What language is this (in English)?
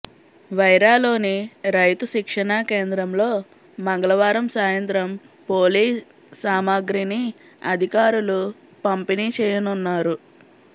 Telugu